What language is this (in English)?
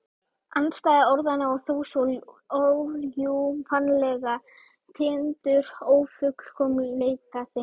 Icelandic